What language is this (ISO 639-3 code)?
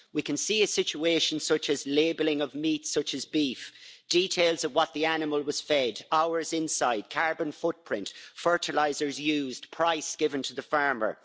eng